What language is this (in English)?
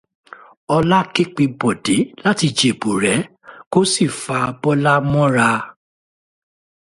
Yoruba